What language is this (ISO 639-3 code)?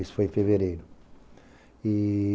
por